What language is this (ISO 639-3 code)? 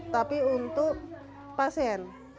ind